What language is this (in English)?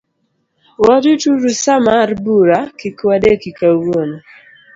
Luo (Kenya and Tanzania)